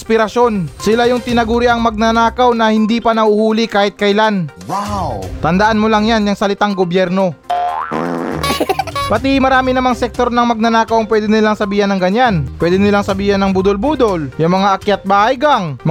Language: Filipino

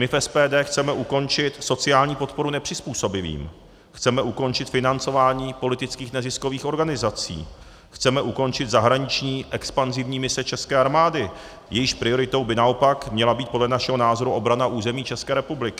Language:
Czech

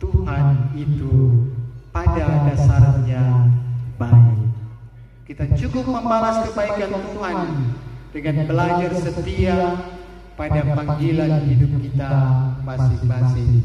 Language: Indonesian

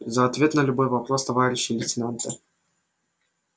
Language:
Russian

